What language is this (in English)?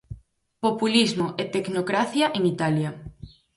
Galician